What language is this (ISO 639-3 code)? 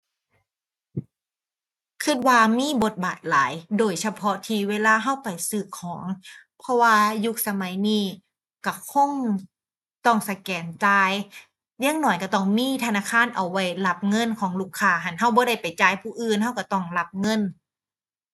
tha